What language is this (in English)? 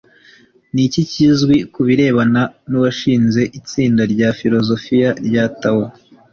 Kinyarwanda